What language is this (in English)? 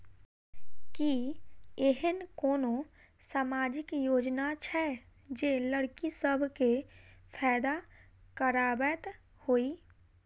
Maithili